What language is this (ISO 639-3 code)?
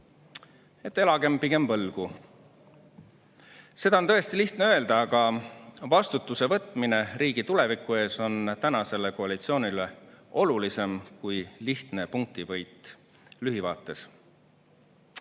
est